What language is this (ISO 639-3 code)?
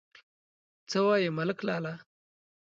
pus